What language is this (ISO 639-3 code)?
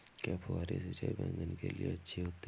hin